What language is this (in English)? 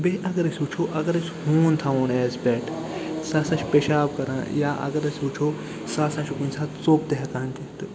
Kashmiri